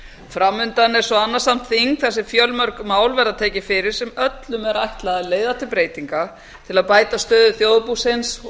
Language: Icelandic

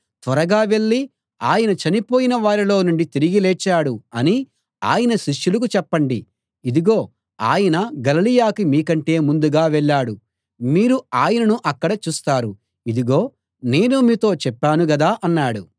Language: Telugu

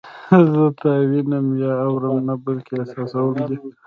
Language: Pashto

